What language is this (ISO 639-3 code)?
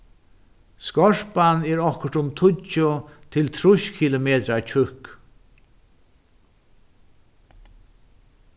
fao